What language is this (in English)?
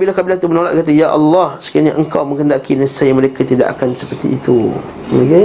Malay